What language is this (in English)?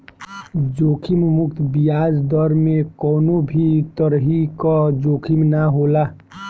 Bhojpuri